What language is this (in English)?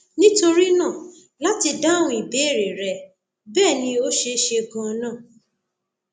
Yoruba